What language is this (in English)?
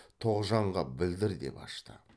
Kazakh